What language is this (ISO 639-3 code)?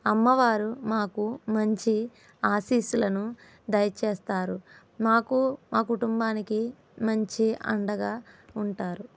tel